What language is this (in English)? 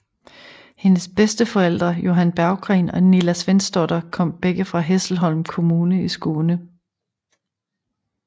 Danish